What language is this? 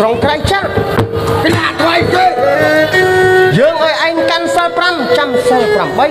Thai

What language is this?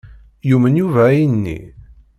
Kabyle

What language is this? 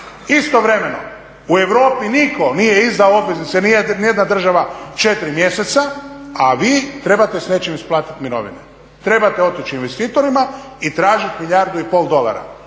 Croatian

